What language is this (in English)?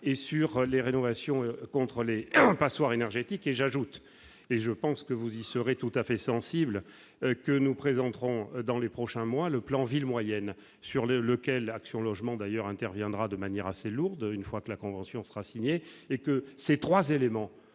French